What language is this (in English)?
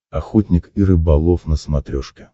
Russian